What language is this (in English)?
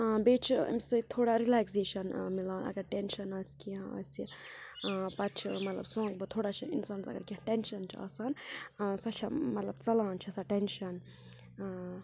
Kashmiri